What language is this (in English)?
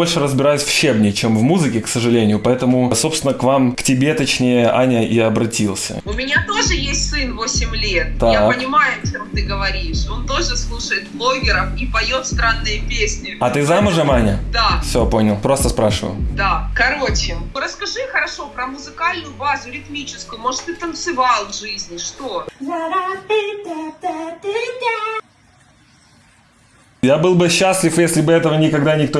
Russian